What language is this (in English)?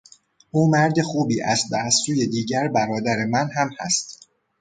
Persian